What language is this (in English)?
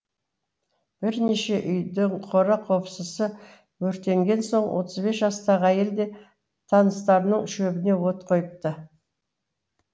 Kazakh